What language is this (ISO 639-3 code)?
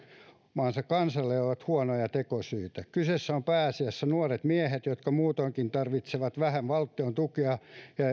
fin